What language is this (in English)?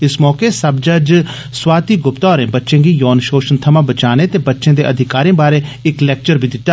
Dogri